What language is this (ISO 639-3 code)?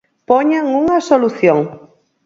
glg